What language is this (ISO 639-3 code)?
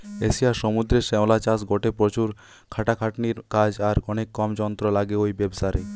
ben